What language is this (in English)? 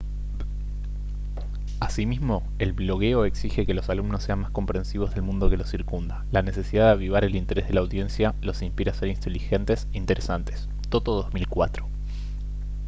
Spanish